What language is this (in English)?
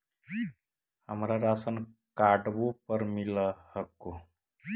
Magahi